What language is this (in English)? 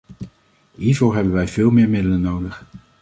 Dutch